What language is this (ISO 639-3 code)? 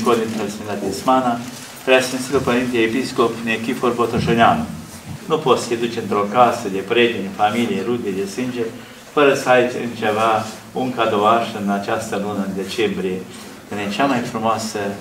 ron